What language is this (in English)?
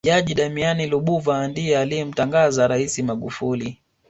Swahili